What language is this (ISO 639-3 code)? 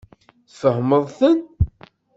kab